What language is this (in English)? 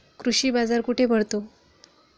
Marathi